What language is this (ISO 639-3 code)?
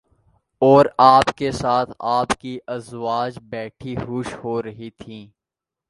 urd